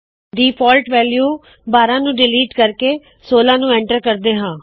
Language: Punjabi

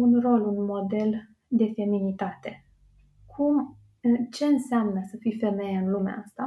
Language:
Romanian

